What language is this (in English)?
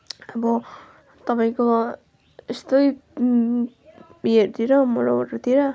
Nepali